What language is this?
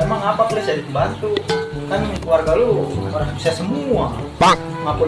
Indonesian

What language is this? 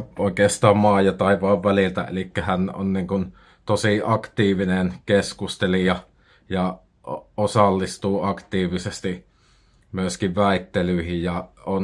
Finnish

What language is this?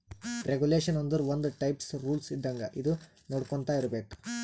Kannada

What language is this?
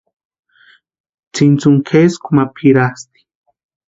Western Highland Purepecha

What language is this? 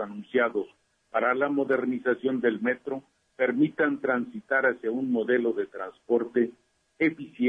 Spanish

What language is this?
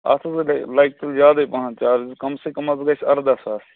Kashmiri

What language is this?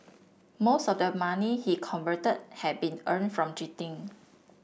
English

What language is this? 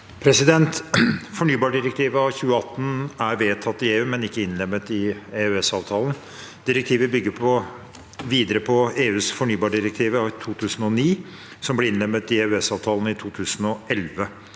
Norwegian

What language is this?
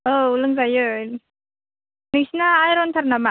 Bodo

